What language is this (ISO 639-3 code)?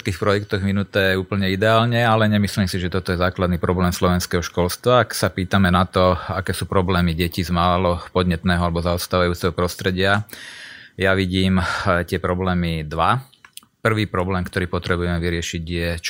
slk